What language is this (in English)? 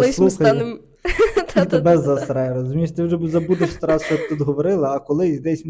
Ukrainian